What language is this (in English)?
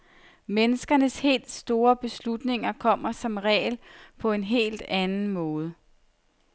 Danish